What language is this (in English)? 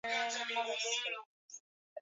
Swahili